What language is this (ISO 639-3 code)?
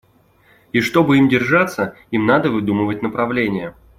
rus